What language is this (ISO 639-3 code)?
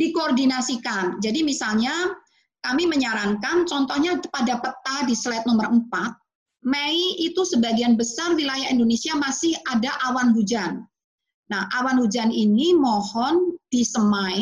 ind